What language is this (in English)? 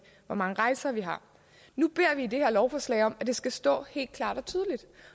Danish